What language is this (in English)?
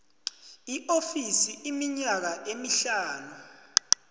South Ndebele